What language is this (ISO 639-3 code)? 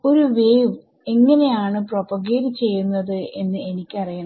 mal